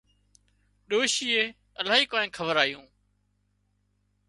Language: Wadiyara Koli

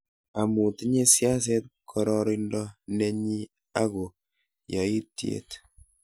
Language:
Kalenjin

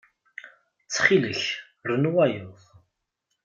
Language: Kabyle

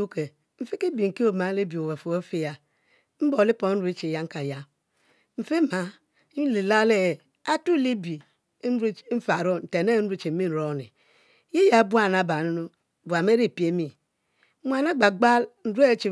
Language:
Mbe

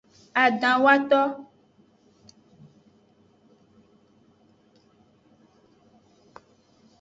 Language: Aja (Benin)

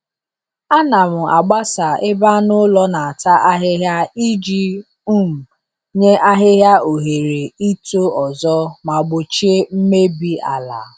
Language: Igbo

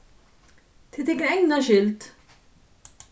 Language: Faroese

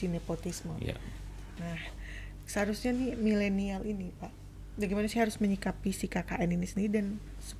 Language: Indonesian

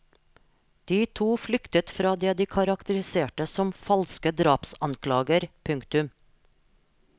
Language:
Norwegian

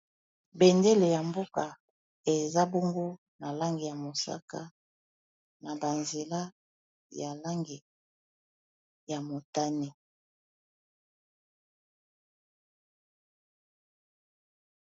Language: Lingala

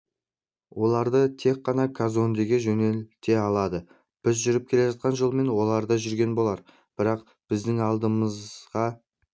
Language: Kazakh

